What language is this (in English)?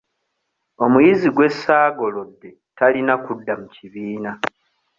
Ganda